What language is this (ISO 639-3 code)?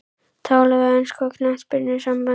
isl